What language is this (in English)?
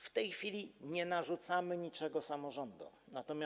Polish